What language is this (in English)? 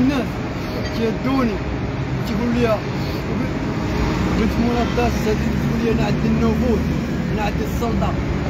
Arabic